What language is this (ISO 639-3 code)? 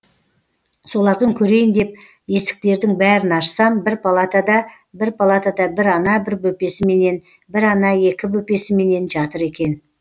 kaz